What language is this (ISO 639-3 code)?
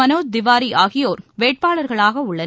tam